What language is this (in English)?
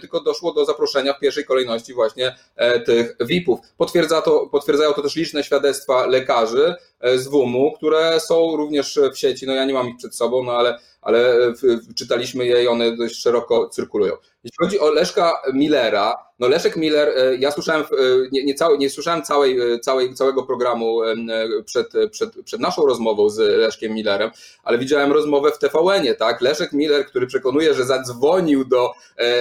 Polish